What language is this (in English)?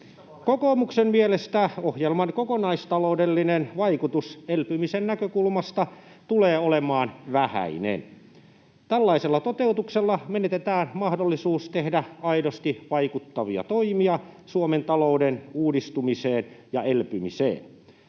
Finnish